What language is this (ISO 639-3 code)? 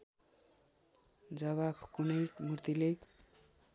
nep